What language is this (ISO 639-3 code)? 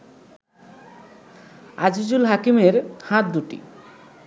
ben